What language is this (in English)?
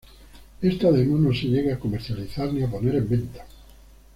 Spanish